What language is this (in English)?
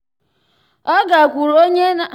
Igbo